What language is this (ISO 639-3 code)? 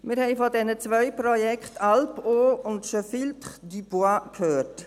gsw